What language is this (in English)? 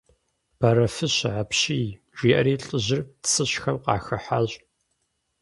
Kabardian